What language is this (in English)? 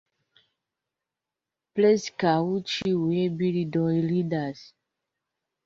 Esperanto